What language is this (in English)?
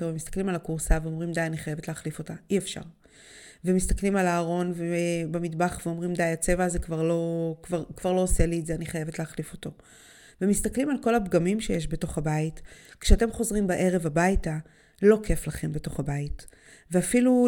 Hebrew